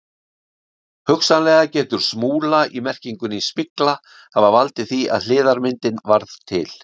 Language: Icelandic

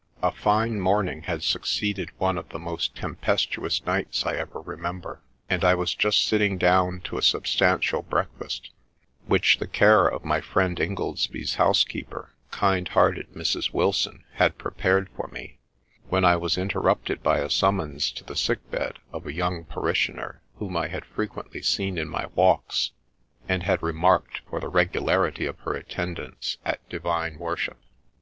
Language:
English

